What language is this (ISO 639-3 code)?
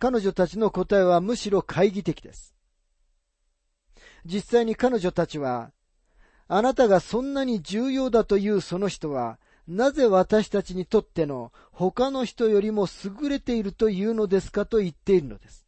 jpn